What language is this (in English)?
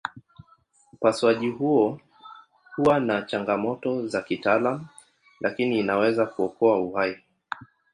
Swahili